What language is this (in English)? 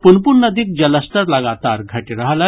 Maithili